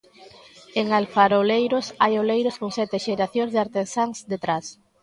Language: Galician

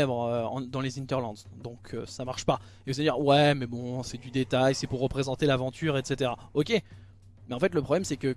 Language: French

